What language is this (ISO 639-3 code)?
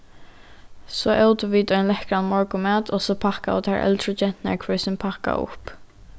fao